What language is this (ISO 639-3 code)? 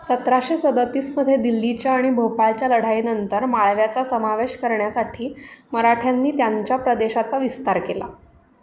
mar